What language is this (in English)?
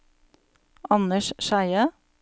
Norwegian